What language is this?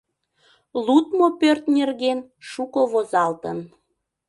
Mari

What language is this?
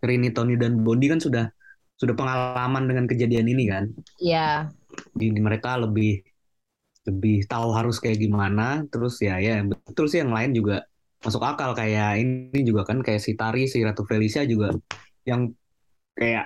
Indonesian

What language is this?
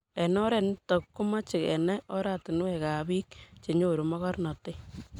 Kalenjin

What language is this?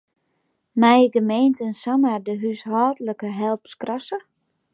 Western Frisian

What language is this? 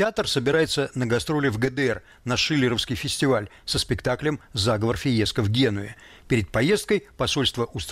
Russian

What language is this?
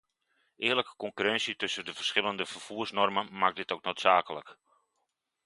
Dutch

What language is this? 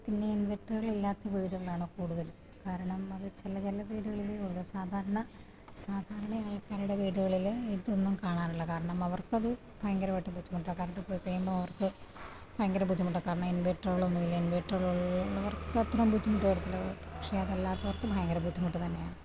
Malayalam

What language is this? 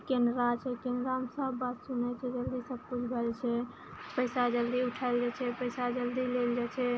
Maithili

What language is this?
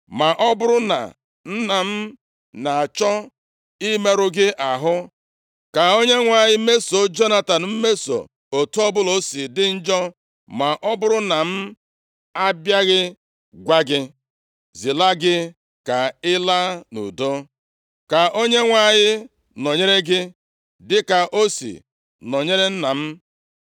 Igbo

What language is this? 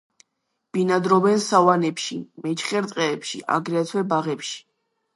Georgian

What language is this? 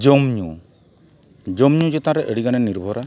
Santali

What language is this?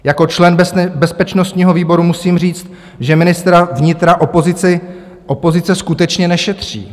Czech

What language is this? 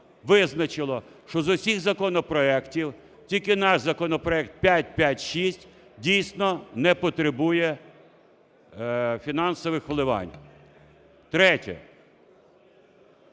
Ukrainian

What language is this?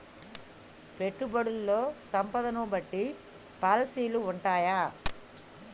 Telugu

